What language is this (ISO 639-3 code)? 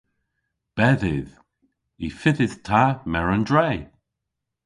cor